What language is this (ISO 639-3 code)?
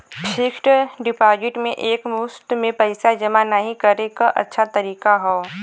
bho